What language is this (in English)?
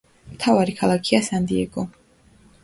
Georgian